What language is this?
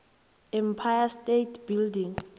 South Ndebele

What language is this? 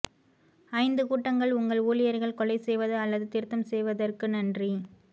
Tamil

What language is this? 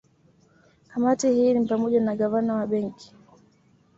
Swahili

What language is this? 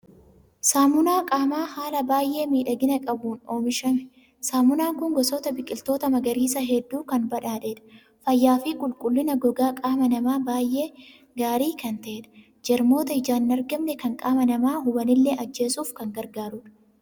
Oromo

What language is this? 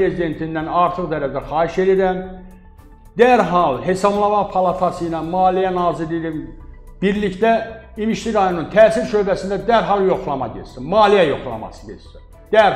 Turkish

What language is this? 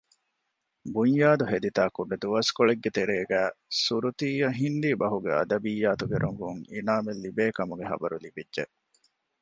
Divehi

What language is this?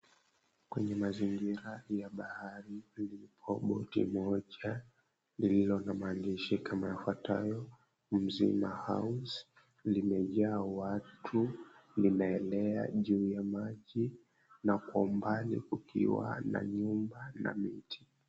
Swahili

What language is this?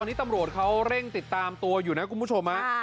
Thai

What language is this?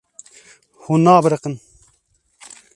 Kurdish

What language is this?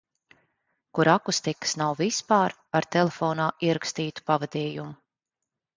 Latvian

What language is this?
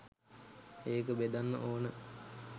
Sinhala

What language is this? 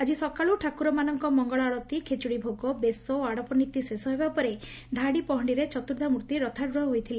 Odia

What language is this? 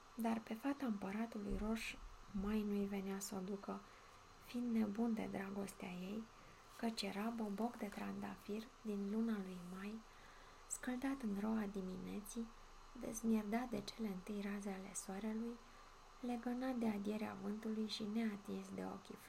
Romanian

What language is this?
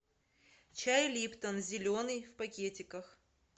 Russian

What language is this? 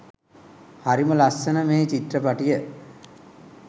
Sinhala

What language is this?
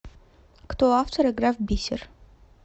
Russian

